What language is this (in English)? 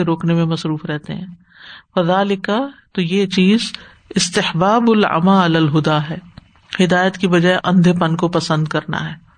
Urdu